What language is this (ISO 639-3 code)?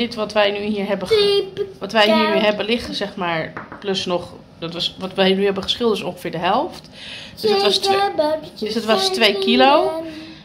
nld